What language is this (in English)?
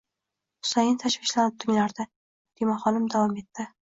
Uzbek